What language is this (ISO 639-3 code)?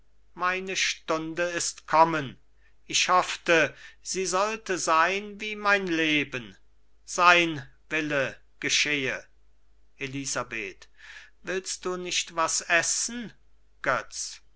deu